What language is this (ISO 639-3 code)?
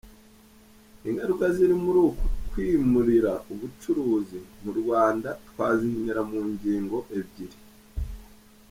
kin